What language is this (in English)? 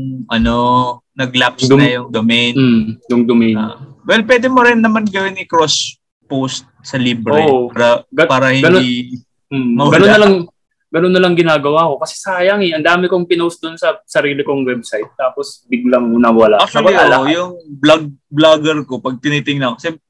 Filipino